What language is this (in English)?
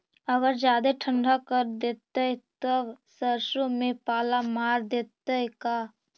Magahi